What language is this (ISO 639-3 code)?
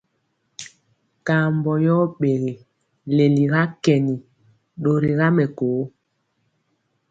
mcx